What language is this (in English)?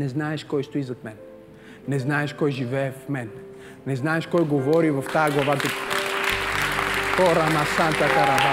Bulgarian